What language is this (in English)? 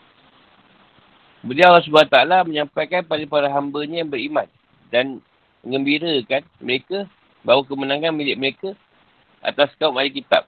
Malay